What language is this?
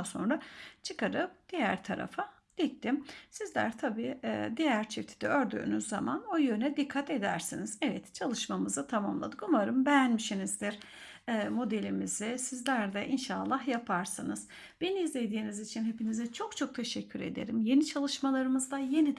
Turkish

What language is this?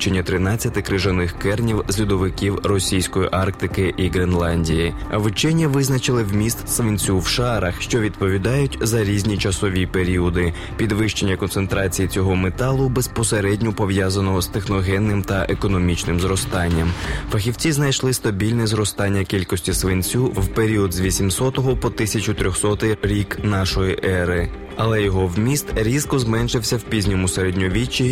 Ukrainian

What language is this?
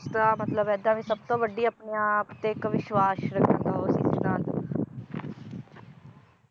Punjabi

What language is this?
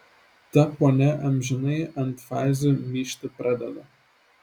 Lithuanian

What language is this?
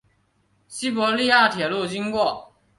Chinese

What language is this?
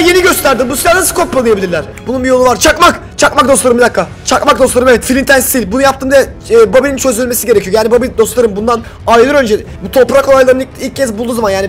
Turkish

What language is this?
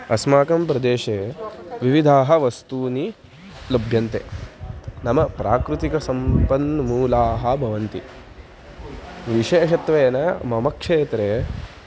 Sanskrit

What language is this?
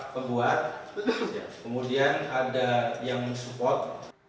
Indonesian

